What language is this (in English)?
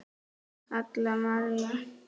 Icelandic